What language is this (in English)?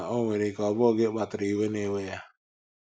Igbo